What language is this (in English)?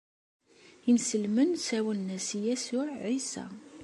Kabyle